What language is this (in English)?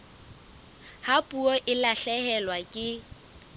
Southern Sotho